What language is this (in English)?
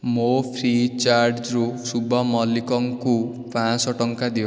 Odia